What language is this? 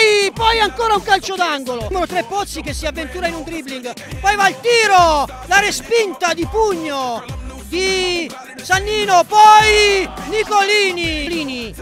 Italian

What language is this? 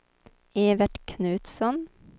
Swedish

